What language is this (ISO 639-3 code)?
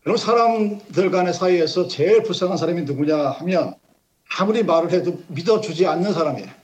kor